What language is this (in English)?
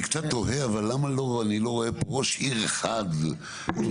Hebrew